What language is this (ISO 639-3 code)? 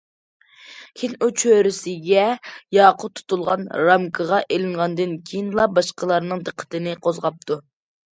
uig